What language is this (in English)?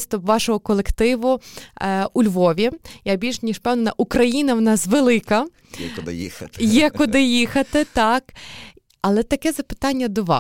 Ukrainian